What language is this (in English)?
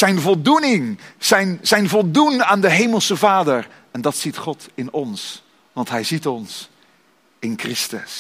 Dutch